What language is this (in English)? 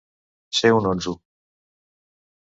Catalan